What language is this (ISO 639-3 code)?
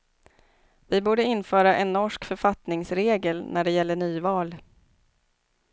swe